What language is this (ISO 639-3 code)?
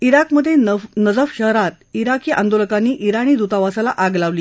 mar